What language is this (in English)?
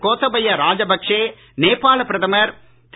Tamil